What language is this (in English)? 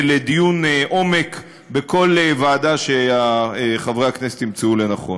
Hebrew